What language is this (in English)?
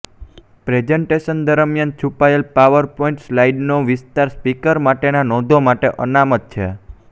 Gujarati